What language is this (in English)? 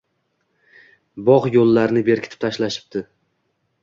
Uzbek